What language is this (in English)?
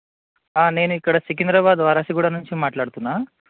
Telugu